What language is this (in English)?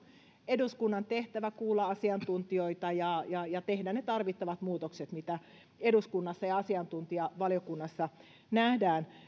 Finnish